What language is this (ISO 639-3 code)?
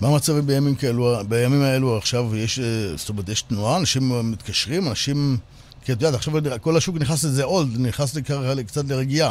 heb